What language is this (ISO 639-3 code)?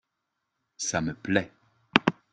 fra